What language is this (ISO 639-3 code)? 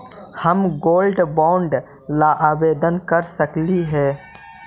mag